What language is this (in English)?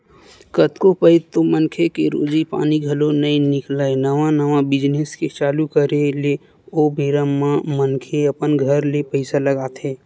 Chhattisgarhi